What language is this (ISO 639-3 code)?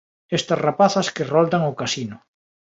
glg